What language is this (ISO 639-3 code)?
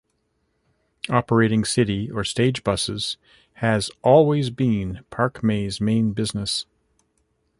eng